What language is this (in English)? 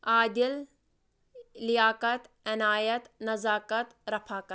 Kashmiri